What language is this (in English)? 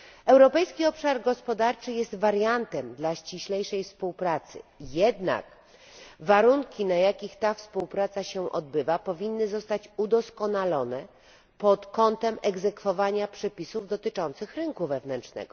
Polish